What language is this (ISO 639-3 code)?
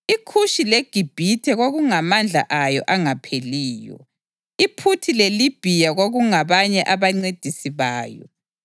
nde